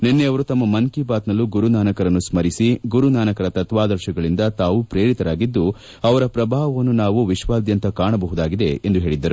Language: Kannada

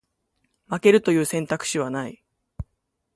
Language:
Japanese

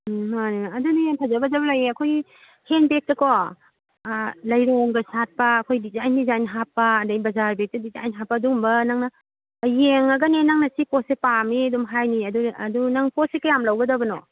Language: Manipuri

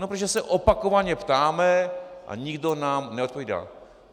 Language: Czech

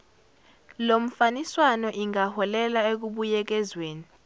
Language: Zulu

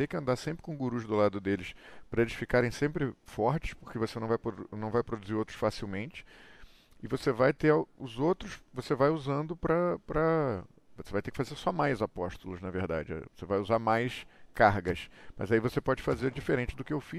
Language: Portuguese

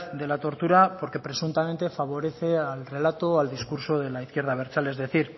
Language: Spanish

